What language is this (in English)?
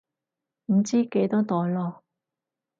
Cantonese